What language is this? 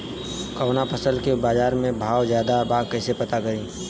Bhojpuri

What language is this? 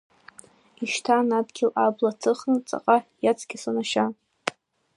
Abkhazian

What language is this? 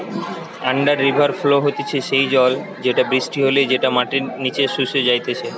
Bangla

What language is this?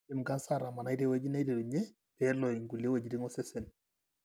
Masai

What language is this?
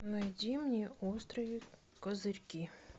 Russian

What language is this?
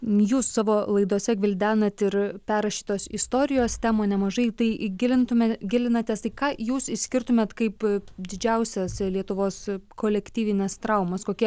Lithuanian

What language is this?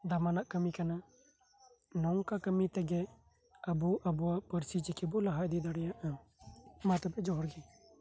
Santali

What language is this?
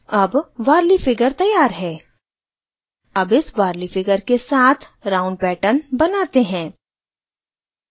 Hindi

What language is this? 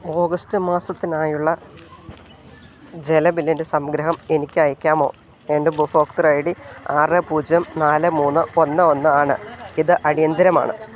Malayalam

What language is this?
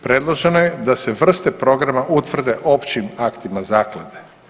Croatian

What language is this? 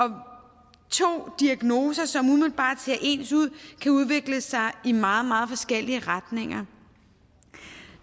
Danish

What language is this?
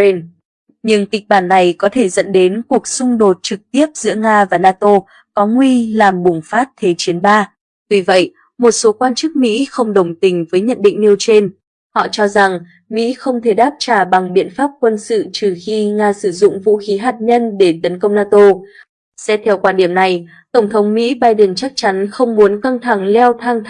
Vietnamese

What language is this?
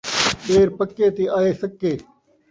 Saraiki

